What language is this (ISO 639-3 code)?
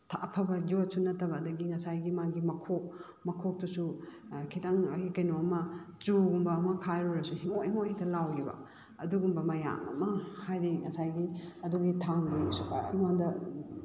mni